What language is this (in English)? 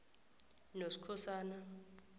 South Ndebele